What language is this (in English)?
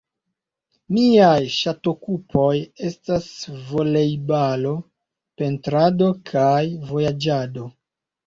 Esperanto